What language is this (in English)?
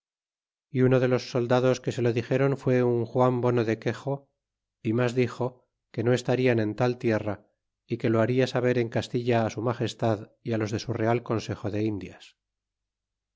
Spanish